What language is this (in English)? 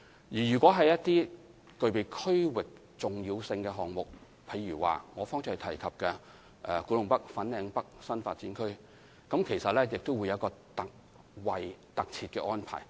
Cantonese